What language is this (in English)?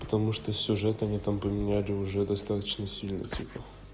Russian